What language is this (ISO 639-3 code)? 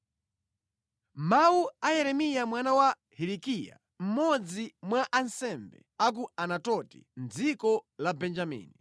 nya